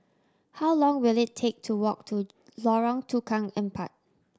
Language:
English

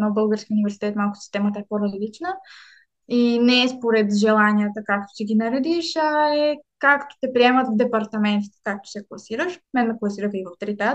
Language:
Bulgarian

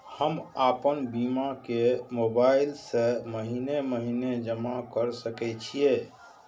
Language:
Maithili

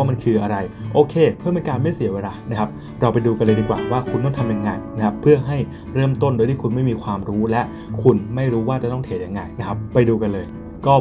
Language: Thai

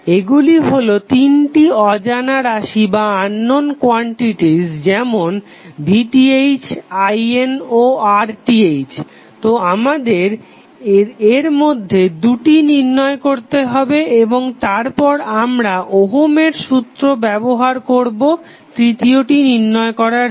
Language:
Bangla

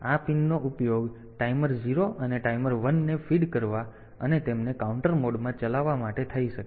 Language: Gujarati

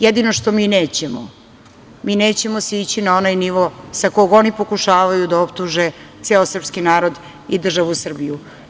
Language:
Serbian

